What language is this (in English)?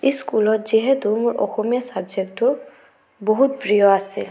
Assamese